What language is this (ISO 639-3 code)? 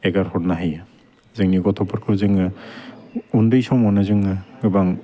brx